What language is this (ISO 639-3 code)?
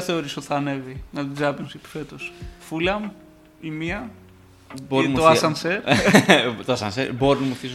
ell